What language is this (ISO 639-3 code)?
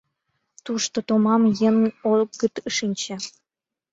chm